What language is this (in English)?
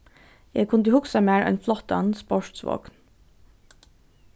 Faroese